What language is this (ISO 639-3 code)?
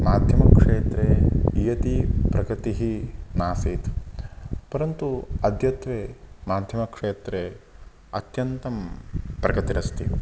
san